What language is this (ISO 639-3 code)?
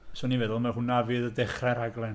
cym